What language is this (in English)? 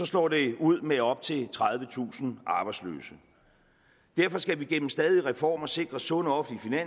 Danish